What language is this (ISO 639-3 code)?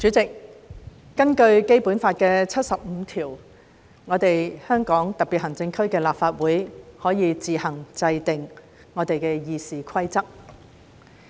yue